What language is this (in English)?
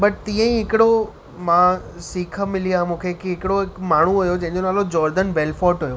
Sindhi